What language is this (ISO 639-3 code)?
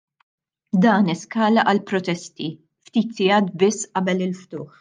mlt